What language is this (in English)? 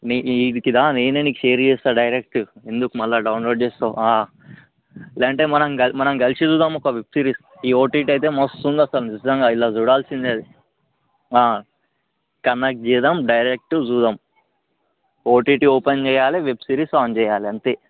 Telugu